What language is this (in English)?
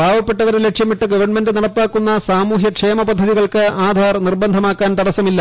Malayalam